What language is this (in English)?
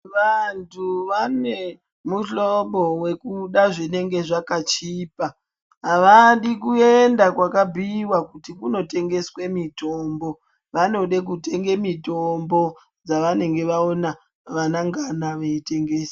Ndau